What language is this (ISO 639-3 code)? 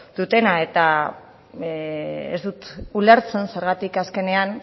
eus